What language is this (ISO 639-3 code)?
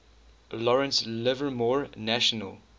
eng